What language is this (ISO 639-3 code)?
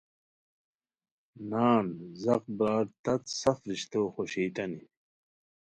khw